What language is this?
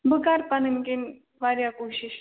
Kashmiri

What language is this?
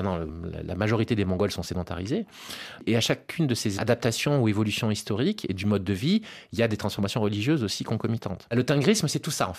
French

